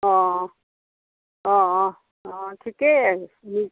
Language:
Assamese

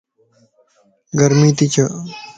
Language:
Lasi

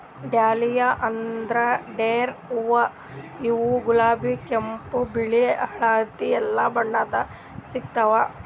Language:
Kannada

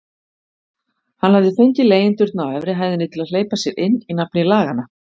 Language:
Icelandic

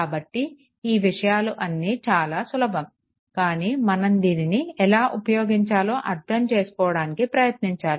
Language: Telugu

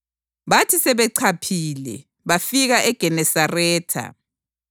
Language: North Ndebele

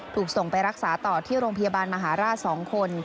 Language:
Thai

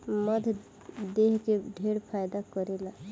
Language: Bhojpuri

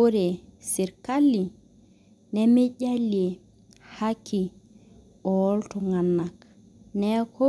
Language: Masai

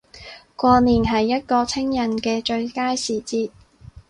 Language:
Cantonese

